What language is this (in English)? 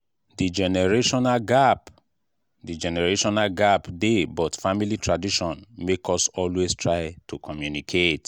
Nigerian Pidgin